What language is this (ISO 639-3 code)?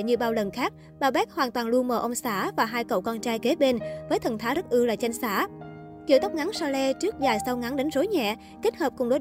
vie